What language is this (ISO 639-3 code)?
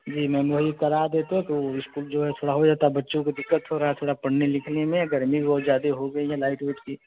hin